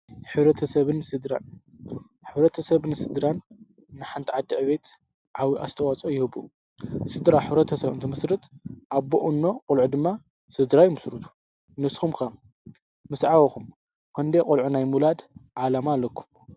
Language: Tigrinya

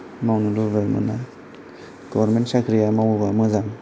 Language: Bodo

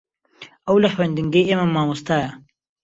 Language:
Central Kurdish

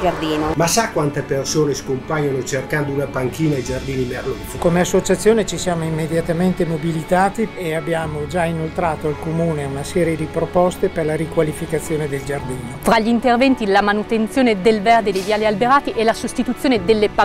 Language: Italian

